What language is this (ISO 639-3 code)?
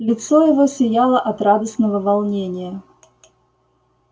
rus